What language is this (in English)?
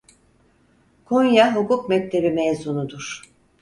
Turkish